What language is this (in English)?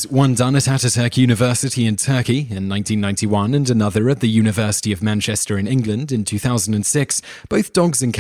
English